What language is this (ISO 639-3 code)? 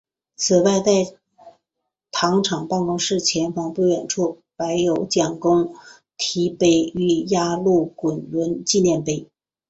zho